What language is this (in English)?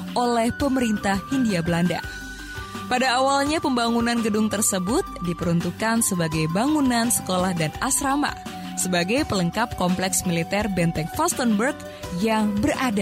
Indonesian